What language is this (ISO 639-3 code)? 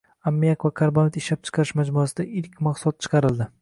uzb